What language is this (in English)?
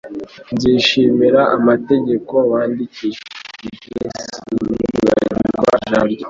Kinyarwanda